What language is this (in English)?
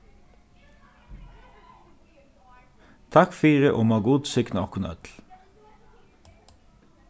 Faroese